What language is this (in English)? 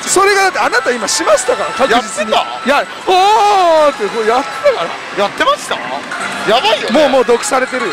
Japanese